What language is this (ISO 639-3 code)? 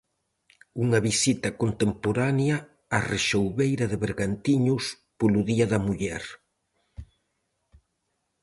glg